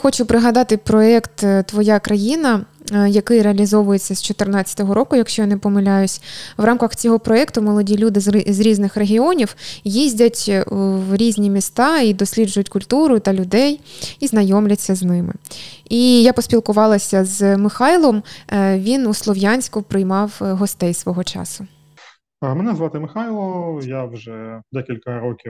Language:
Ukrainian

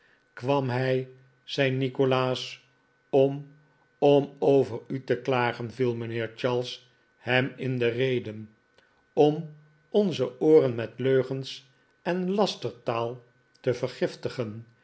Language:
Dutch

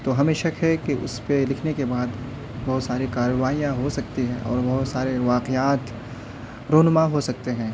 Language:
Urdu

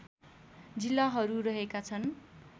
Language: Nepali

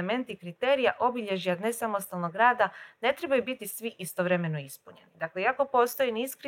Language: Croatian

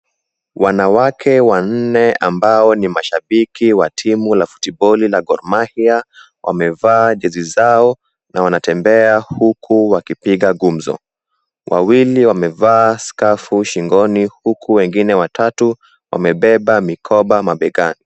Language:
Swahili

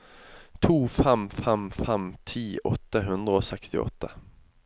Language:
Norwegian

